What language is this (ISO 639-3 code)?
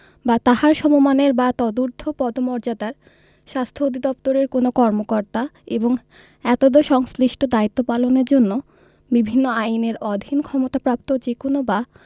ben